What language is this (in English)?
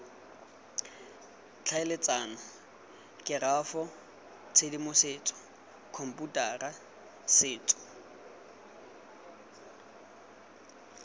Tswana